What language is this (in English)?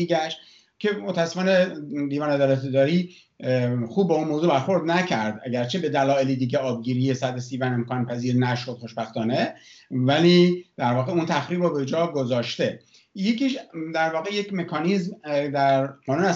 Persian